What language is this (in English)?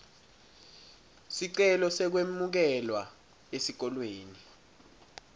Swati